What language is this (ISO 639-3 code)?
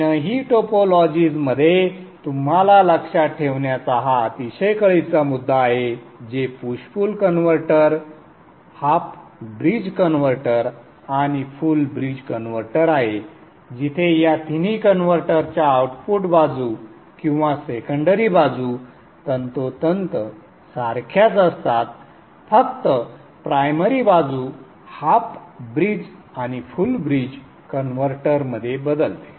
mar